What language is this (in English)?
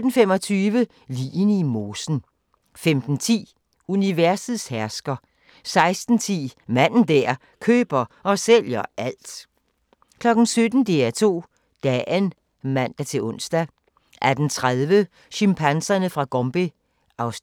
Danish